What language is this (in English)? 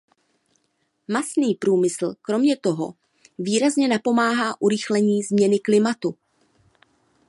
Czech